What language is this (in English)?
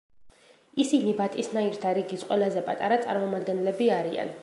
Georgian